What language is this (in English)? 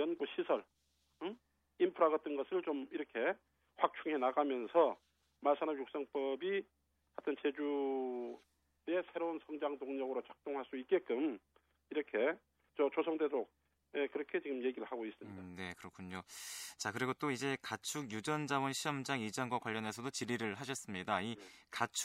Korean